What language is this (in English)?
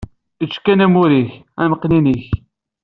Kabyle